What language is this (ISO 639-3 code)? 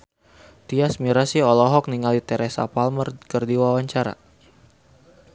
sun